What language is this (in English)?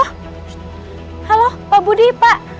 Indonesian